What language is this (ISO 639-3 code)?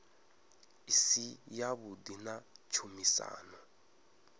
ven